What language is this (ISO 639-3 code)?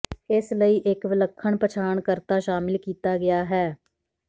pan